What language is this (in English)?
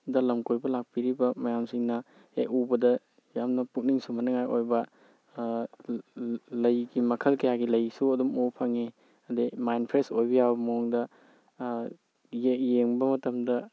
Manipuri